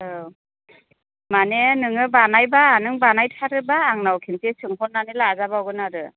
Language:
Bodo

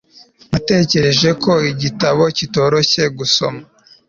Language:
Kinyarwanda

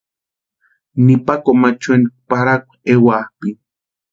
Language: Western Highland Purepecha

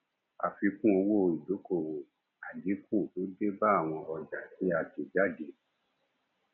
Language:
Yoruba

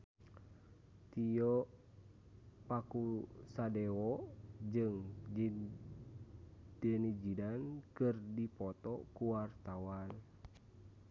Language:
Sundanese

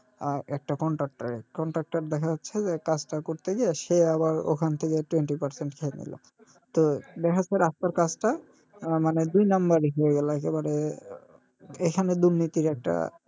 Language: Bangla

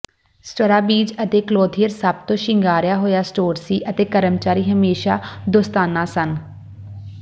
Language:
Punjabi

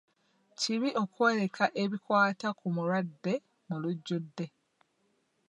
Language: Ganda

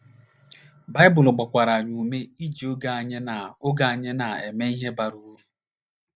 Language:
Igbo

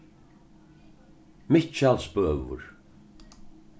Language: Faroese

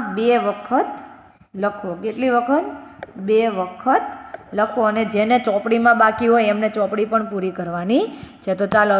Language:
Hindi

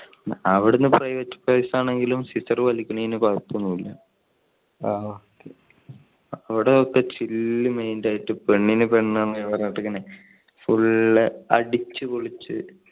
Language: Malayalam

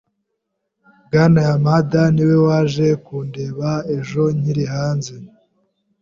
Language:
Kinyarwanda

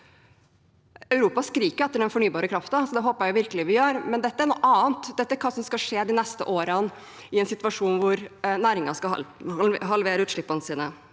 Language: Norwegian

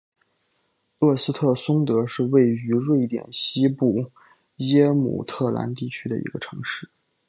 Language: Chinese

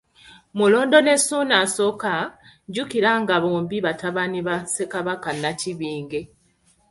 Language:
Ganda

